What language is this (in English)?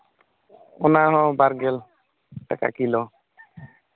Santali